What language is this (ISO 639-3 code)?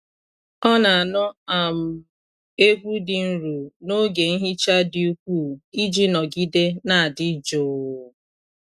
ibo